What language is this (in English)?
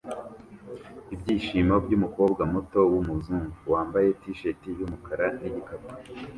Kinyarwanda